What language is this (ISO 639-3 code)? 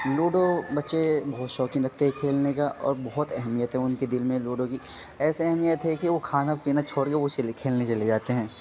urd